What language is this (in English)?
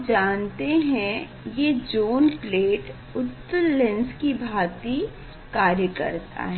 Hindi